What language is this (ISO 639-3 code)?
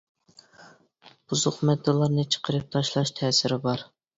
uig